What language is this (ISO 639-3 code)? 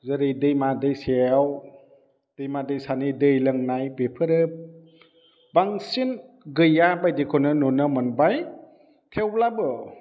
brx